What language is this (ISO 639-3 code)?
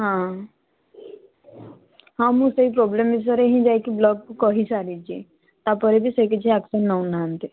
ori